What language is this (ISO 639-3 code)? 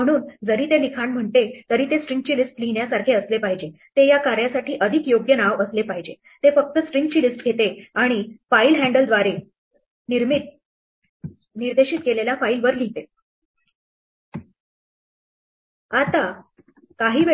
mar